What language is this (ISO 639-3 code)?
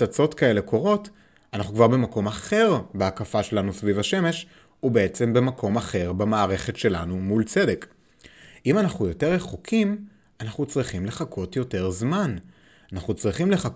heb